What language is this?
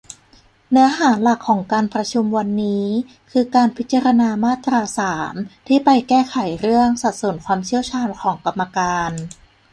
Thai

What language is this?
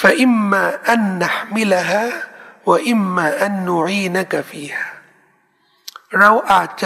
Thai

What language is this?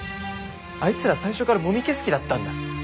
Japanese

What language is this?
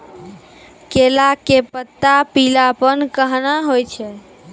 Maithili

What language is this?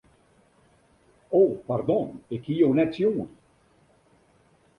Western Frisian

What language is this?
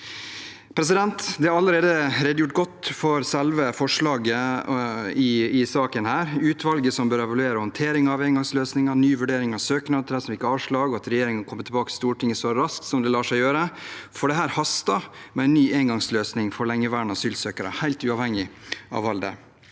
Norwegian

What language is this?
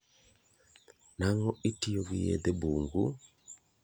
Luo (Kenya and Tanzania)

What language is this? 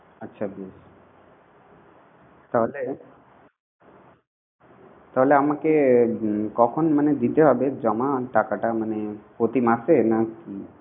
Bangla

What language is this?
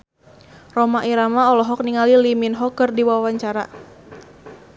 Sundanese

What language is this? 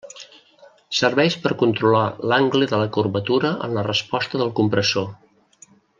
Catalan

